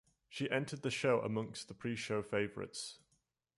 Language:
English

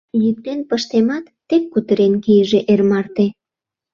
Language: Mari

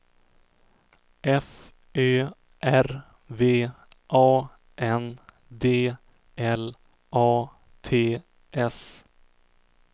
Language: Swedish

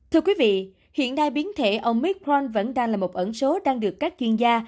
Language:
Vietnamese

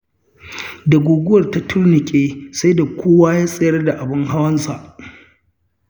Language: Hausa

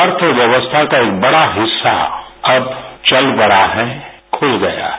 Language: Hindi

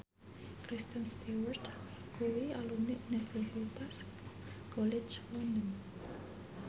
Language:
Javanese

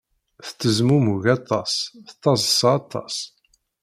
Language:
Kabyle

